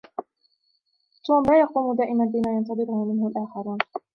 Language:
Arabic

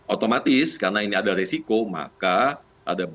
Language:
Indonesian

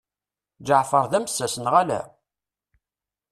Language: Kabyle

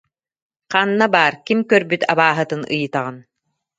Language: Yakut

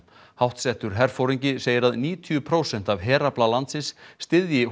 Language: Icelandic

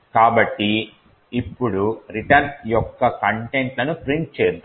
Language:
Telugu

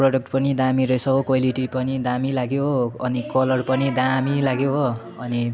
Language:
Nepali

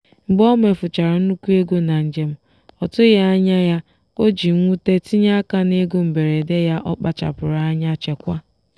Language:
Igbo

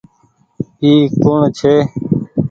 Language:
Goaria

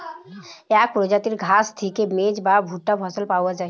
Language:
Bangla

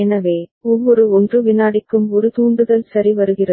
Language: Tamil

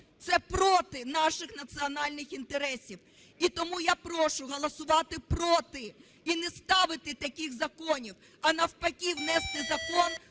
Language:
Ukrainian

